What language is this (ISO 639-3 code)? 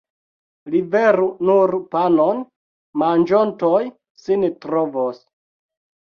epo